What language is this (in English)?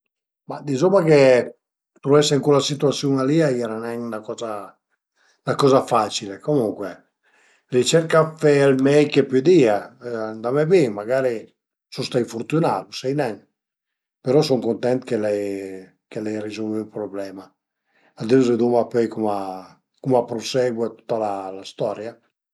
Piedmontese